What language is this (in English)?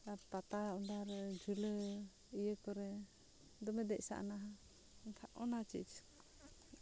Santali